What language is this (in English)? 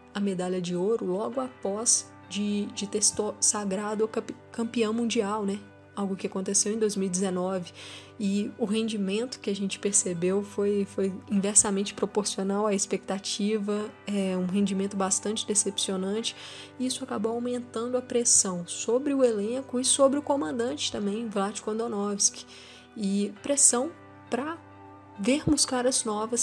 Portuguese